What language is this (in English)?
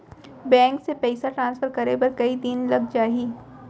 Chhattisgarhi